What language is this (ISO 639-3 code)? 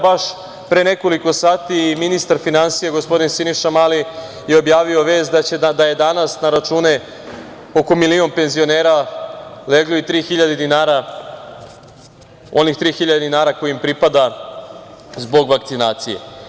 srp